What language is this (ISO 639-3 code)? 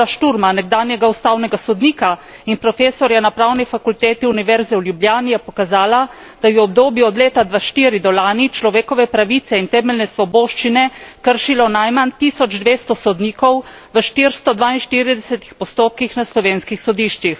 slv